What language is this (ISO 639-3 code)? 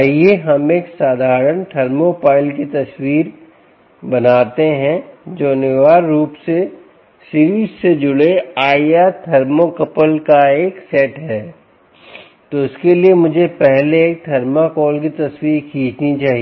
hin